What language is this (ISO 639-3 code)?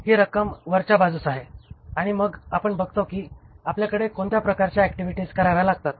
mar